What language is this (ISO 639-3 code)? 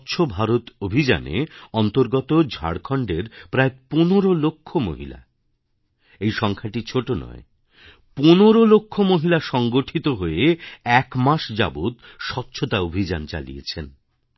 ben